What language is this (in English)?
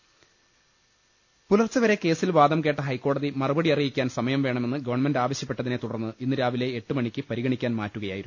Malayalam